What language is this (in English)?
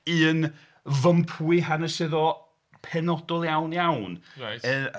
Welsh